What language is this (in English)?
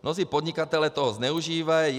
Czech